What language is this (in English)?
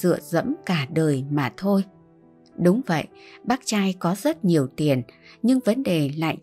Vietnamese